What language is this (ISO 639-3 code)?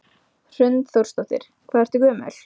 isl